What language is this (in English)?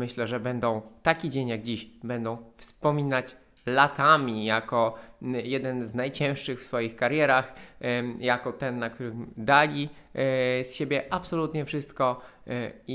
Polish